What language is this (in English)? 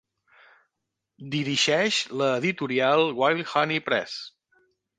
Catalan